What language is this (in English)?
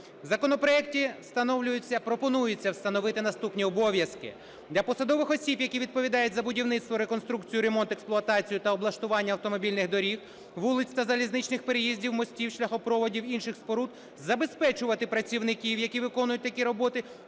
Ukrainian